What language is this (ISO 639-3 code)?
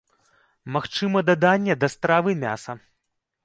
bel